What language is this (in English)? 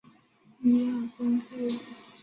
Chinese